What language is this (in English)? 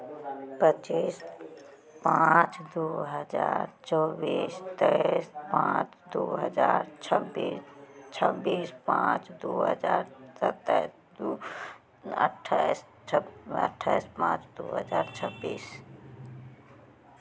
Maithili